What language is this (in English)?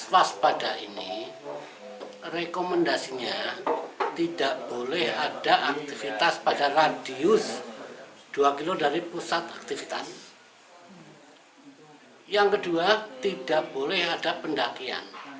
Indonesian